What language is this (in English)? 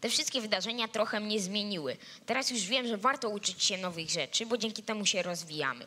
Polish